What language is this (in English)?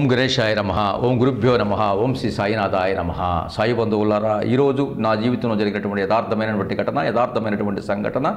Indonesian